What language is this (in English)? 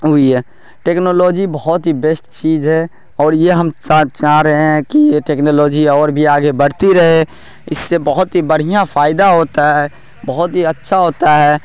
Urdu